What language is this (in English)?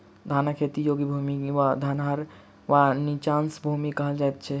Maithili